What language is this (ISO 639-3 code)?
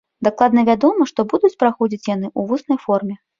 bel